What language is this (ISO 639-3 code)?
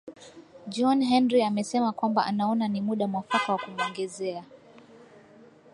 swa